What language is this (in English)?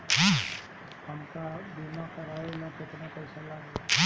Bhojpuri